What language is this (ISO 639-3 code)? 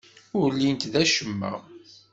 kab